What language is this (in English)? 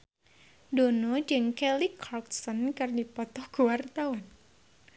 Sundanese